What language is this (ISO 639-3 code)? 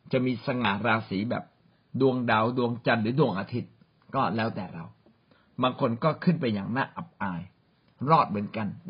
tha